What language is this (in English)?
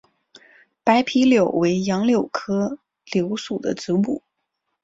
Chinese